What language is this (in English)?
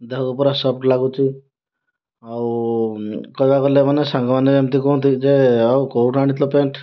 Odia